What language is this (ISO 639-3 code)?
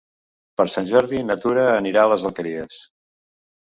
cat